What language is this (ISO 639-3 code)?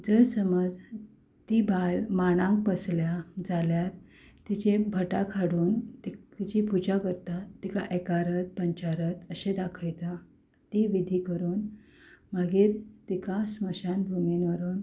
kok